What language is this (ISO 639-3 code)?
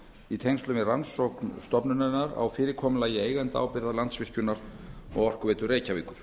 isl